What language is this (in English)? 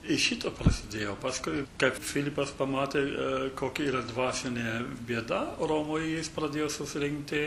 Lithuanian